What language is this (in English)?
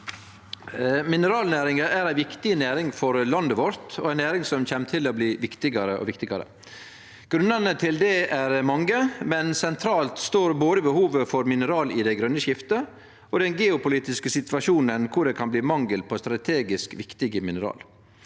Norwegian